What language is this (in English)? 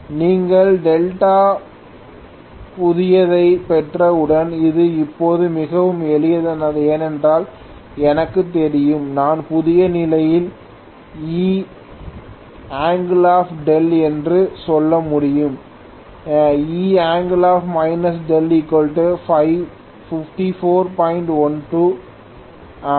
Tamil